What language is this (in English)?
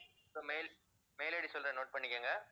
Tamil